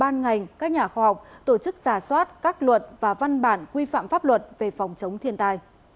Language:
Vietnamese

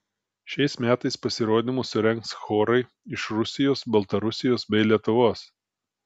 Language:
Lithuanian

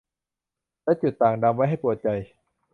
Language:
Thai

